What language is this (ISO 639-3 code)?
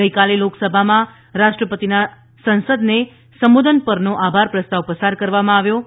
guj